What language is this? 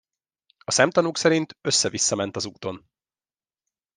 Hungarian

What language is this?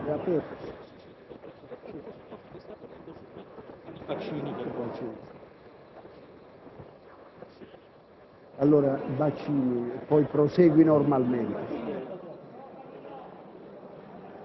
Italian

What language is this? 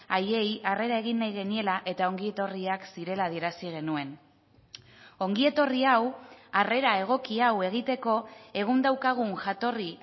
Basque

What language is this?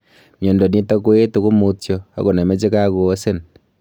Kalenjin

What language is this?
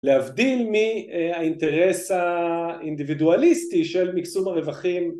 Hebrew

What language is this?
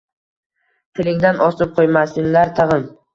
Uzbek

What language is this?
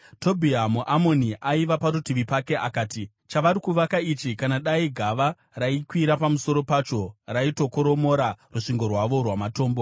Shona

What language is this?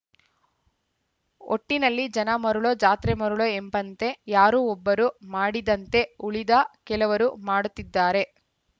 Kannada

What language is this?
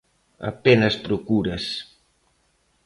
Galician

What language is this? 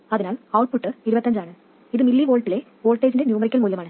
Malayalam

